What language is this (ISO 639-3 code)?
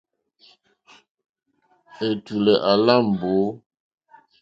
bri